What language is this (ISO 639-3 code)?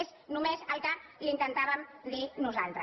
cat